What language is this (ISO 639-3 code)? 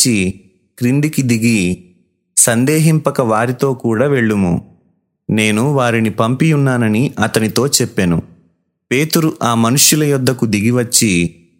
tel